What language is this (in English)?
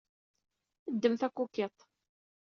Kabyle